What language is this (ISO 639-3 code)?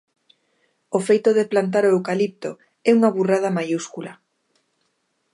glg